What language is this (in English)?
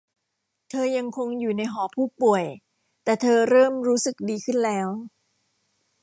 Thai